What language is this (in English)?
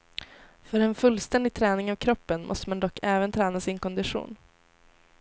Swedish